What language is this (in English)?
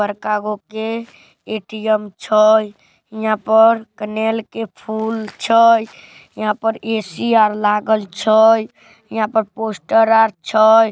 Magahi